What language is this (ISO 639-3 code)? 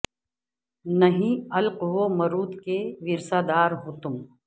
urd